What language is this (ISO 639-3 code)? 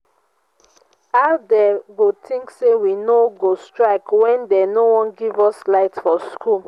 pcm